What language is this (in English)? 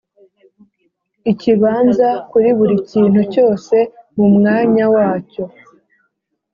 Kinyarwanda